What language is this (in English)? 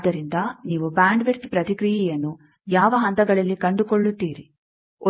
Kannada